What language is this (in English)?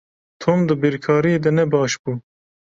Kurdish